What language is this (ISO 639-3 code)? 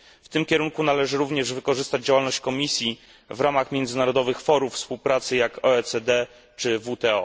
pol